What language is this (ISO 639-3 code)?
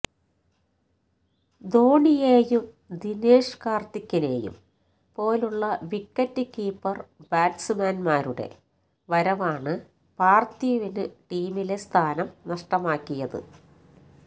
mal